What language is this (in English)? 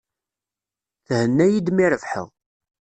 Kabyle